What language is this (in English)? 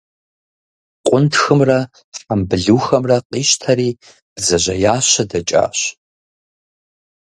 Kabardian